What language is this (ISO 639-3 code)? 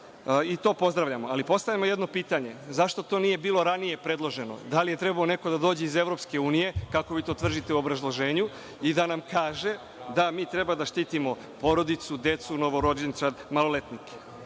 srp